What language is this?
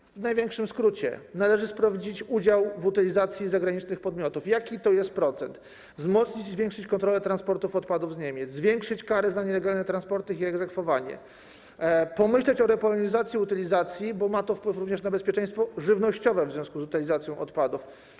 Polish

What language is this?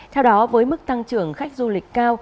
Vietnamese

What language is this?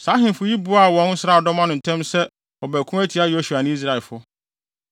Akan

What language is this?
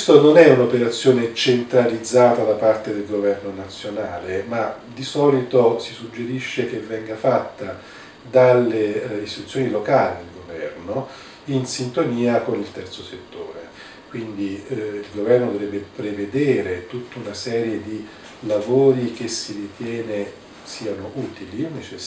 Italian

